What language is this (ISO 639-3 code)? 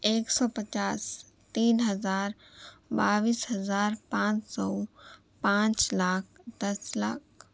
urd